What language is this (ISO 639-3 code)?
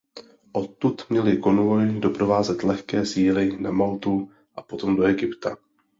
ces